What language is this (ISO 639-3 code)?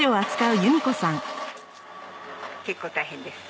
jpn